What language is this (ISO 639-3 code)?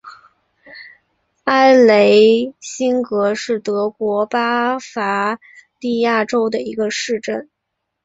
zho